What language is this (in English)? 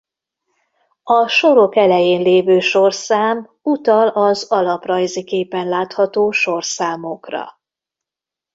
Hungarian